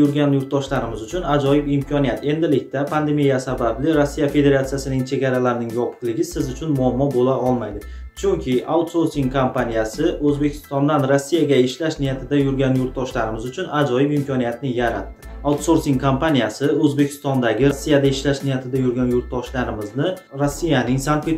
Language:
Turkish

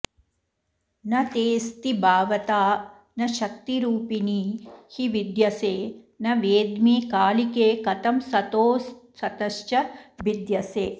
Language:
Sanskrit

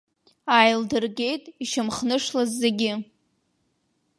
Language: Abkhazian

